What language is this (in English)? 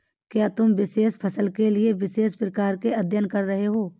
Hindi